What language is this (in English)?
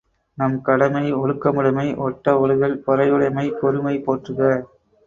Tamil